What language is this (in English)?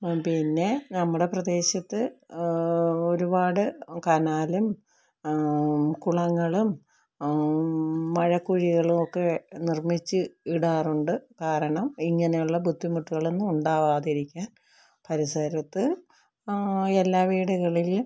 Malayalam